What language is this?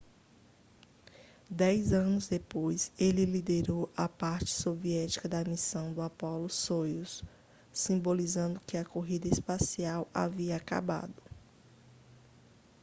Portuguese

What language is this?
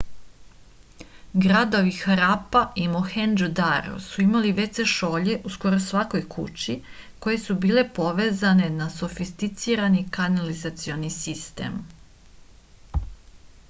Serbian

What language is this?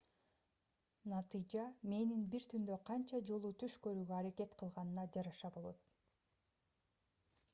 Kyrgyz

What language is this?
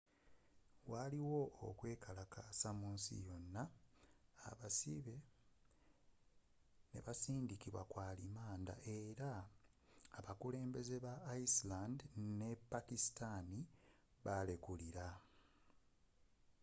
Ganda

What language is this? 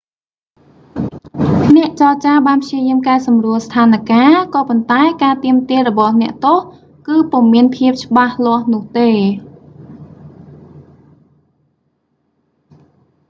Khmer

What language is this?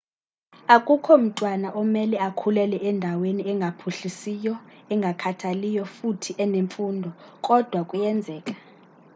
Xhosa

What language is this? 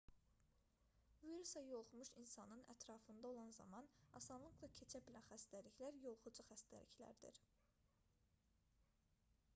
Azerbaijani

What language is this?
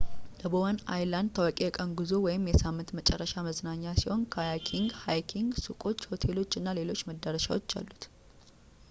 Amharic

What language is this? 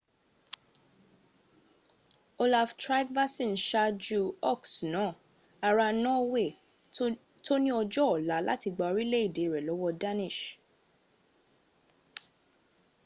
Yoruba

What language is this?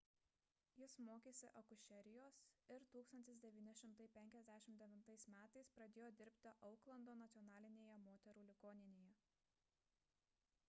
Lithuanian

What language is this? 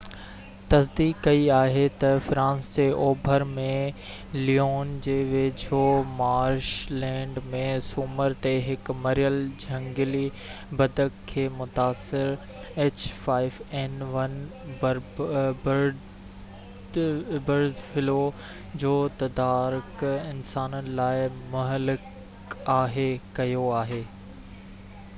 Sindhi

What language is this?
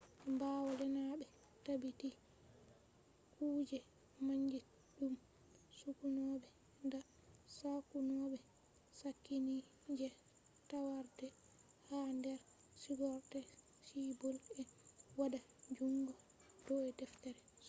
Fula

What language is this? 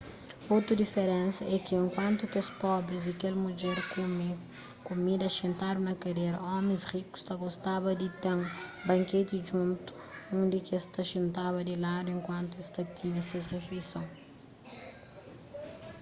Kabuverdianu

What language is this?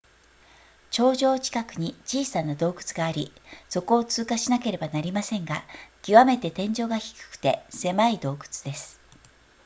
Japanese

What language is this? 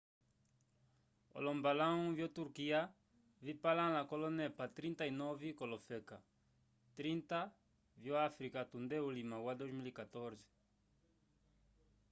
Umbundu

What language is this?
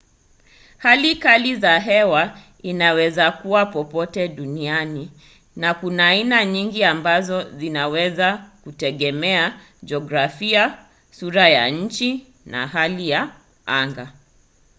Swahili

